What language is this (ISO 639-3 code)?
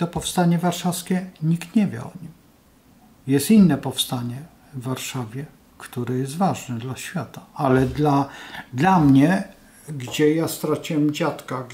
pol